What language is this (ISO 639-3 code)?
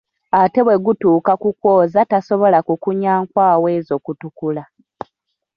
lug